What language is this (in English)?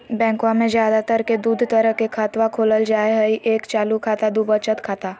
Magahi